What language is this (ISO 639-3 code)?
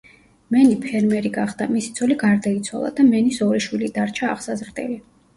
kat